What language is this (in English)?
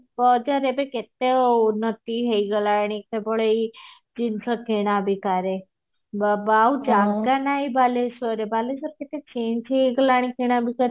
Odia